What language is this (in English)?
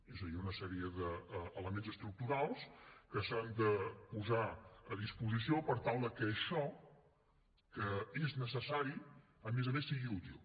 Catalan